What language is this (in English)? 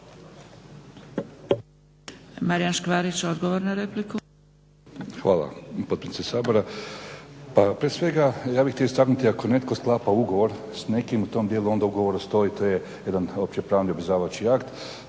Croatian